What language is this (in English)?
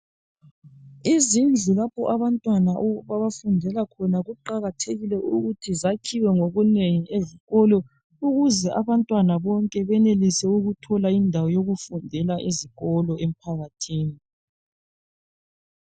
North Ndebele